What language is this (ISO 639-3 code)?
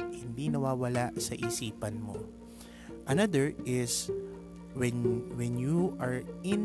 fil